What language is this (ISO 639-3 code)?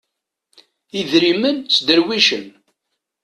kab